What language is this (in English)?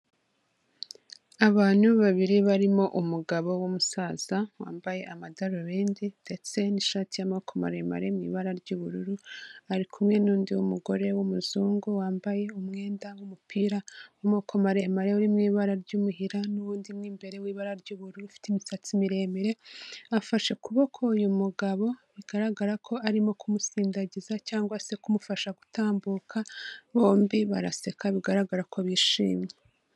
Kinyarwanda